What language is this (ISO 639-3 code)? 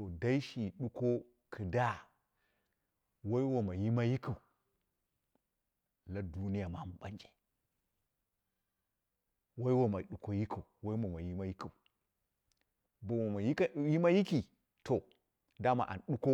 kna